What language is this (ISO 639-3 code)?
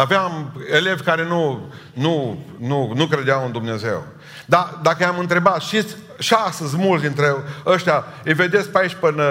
ron